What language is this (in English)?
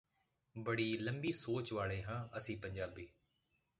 Punjabi